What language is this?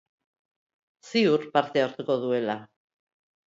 Basque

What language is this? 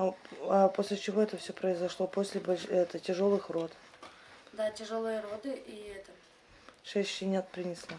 Russian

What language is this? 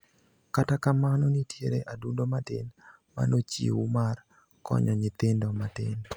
Luo (Kenya and Tanzania)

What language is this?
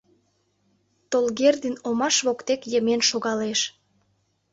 Mari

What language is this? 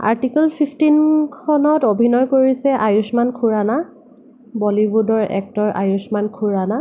Assamese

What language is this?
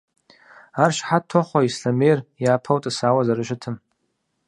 Kabardian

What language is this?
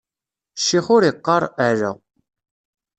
Kabyle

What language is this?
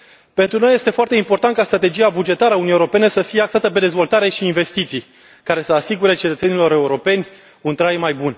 Romanian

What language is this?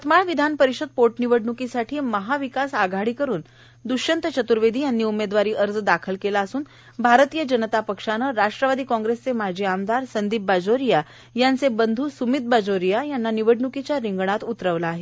Marathi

